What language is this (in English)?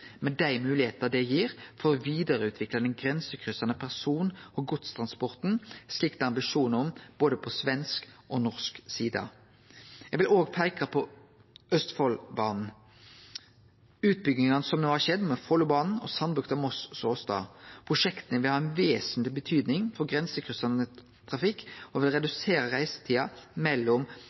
Norwegian Nynorsk